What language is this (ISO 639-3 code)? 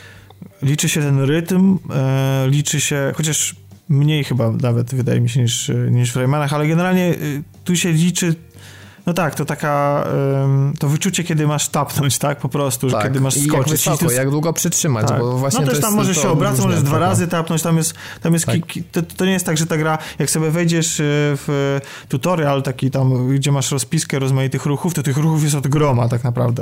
pol